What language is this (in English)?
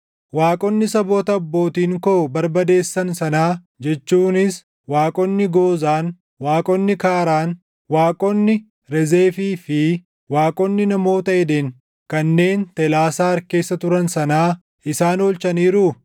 Oromo